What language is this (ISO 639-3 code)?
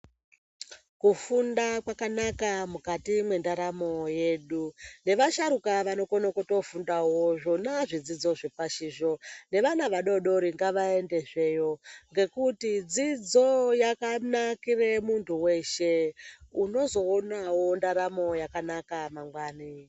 ndc